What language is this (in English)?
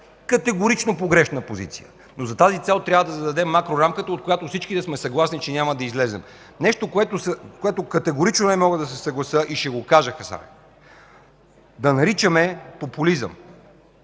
Bulgarian